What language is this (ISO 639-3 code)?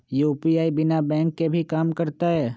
mag